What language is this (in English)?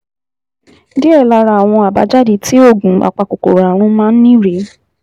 Yoruba